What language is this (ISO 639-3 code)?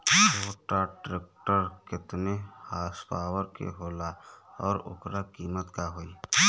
bho